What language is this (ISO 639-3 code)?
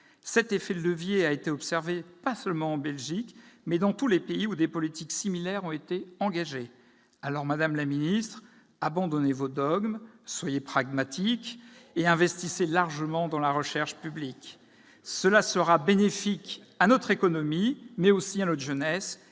fra